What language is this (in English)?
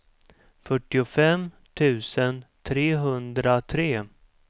Swedish